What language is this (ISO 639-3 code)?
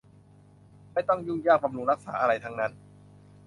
tha